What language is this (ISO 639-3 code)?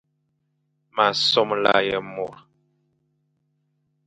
fan